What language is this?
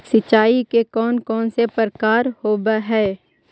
Magahi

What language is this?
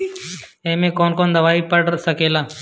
Bhojpuri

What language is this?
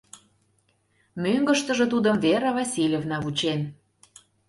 Mari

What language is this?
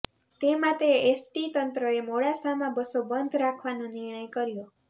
Gujarati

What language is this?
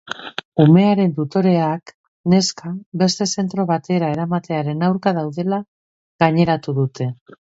Basque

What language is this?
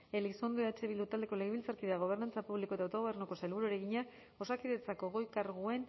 Basque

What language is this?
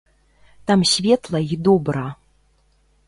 Belarusian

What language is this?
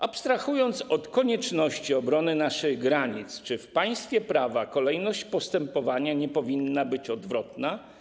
Polish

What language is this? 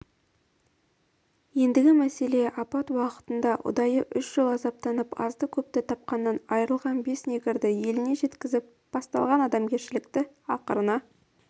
Kazakh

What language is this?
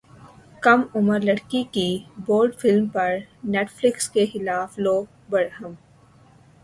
Urdu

